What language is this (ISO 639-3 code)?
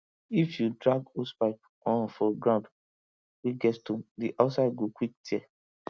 pcm